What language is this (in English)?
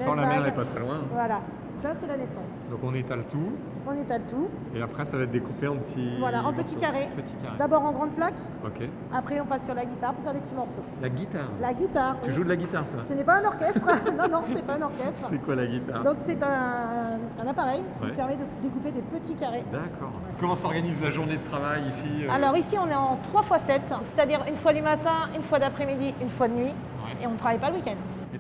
French